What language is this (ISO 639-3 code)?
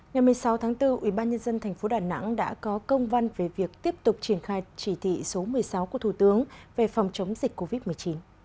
vie